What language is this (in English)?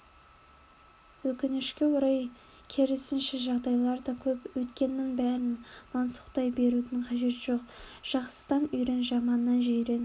Kazakh